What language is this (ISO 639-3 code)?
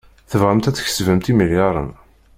kab